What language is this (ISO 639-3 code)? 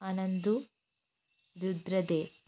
mal